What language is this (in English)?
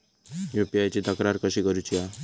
Marathi